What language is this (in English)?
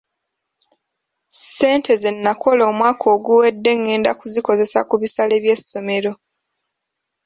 Ganda